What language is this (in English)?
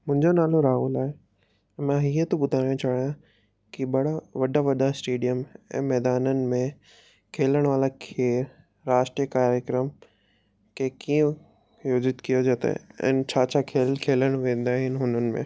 Sindhi